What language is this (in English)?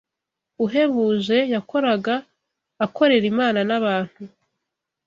Kinyarwanda